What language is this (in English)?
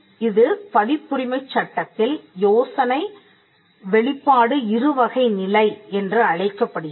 Tamil